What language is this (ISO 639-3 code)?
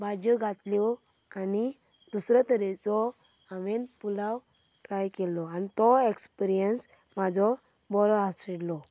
kok